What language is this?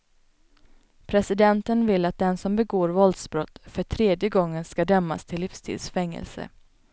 Swedish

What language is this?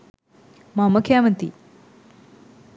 Sinhala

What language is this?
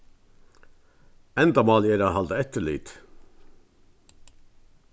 Faroese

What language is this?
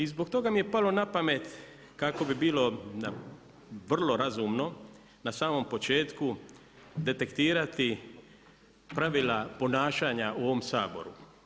Croatian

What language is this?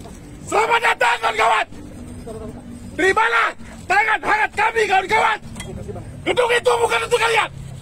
Indonesian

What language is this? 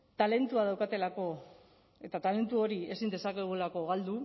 Basque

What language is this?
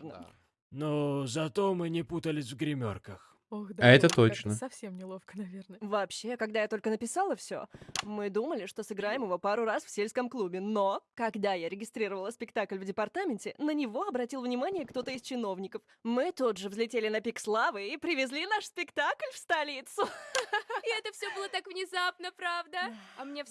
Russian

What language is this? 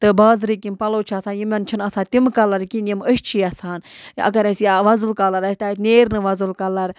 Kashmiri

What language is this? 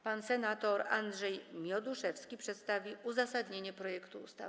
Polish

